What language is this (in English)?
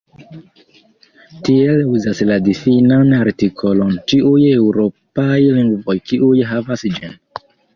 Esperanto